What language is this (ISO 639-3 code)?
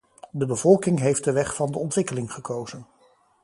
nld